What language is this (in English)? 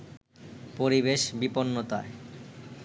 Bangla